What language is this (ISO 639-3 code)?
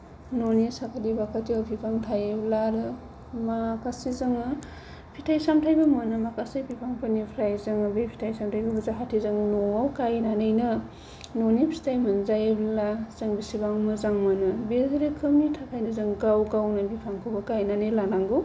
brx